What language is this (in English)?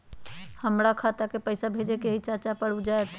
Magahi